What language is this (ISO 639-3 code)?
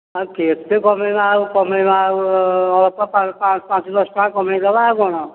ori